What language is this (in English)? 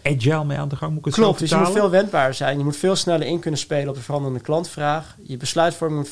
Dutch